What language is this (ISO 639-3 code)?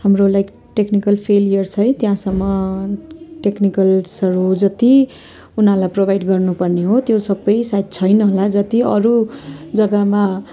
nep